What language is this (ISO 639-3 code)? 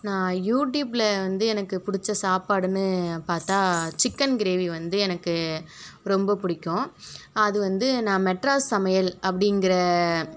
tam